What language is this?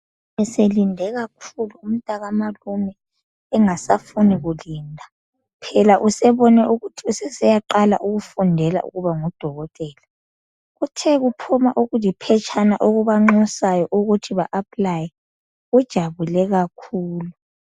North Ndebele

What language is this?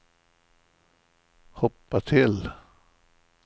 Swedish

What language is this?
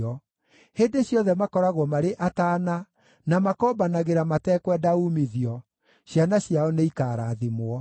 Kikuyu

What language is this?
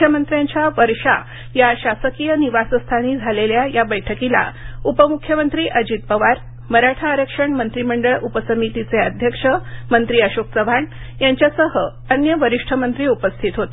Marathi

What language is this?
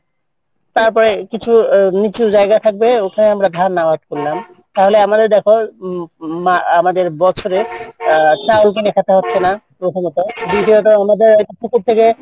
Bangla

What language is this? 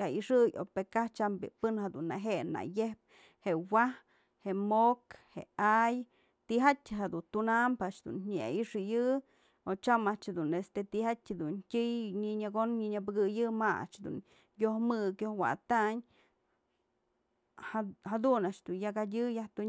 Mazatlán Mixe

